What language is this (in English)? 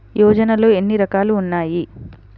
Telugu